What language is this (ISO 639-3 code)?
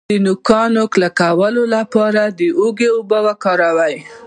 pus